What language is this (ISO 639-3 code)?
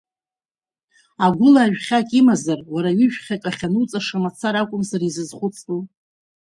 abk